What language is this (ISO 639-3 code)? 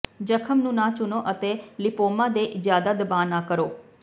pan